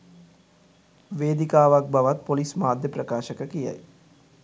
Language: Sinhala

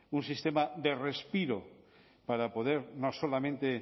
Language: Spanish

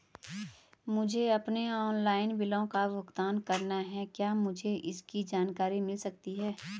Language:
Hindi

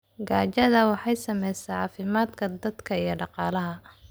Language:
Somali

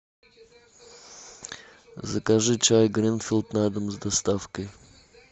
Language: Russian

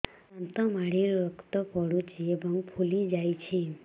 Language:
Odia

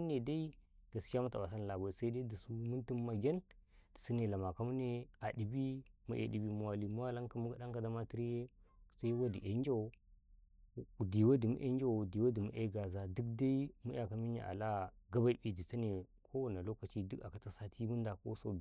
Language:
Karekare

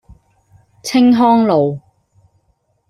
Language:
Cantonese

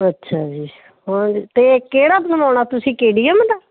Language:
Punjabi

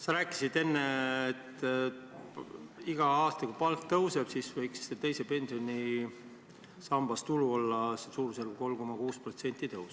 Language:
Estonian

